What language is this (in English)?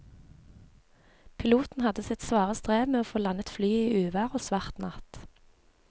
Norwegian